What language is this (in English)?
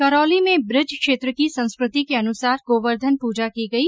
Hindi